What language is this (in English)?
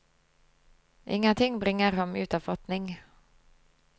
Norwegian